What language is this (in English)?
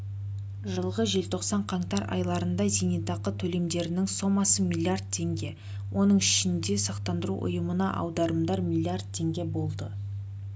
Kazakh